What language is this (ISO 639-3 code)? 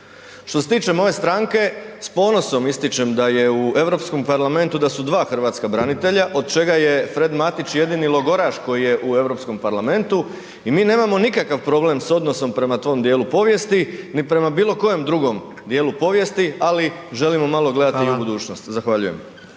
hrv